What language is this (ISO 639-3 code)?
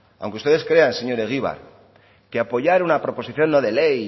spa